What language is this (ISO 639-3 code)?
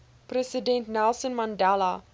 afr